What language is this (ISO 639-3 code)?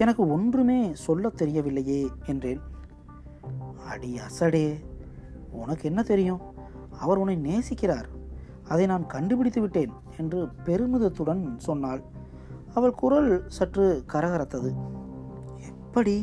tam